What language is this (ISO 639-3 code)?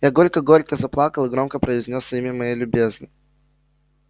rus